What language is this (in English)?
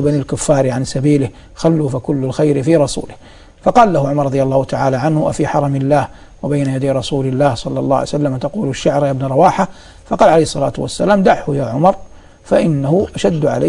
Arabic